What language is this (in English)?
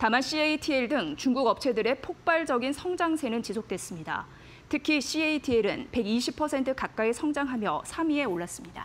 Korean